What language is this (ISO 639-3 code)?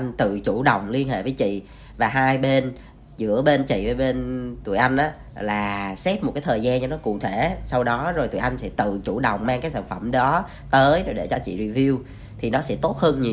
vie